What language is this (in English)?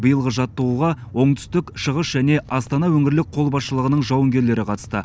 Kazakh